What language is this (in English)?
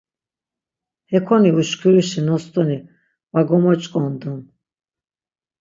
Laz